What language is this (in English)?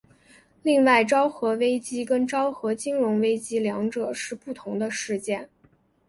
Chinese